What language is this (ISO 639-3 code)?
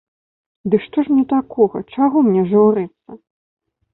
bel